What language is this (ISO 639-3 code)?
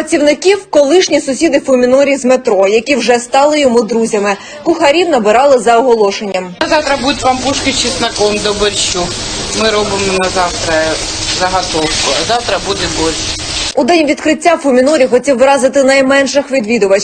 ukr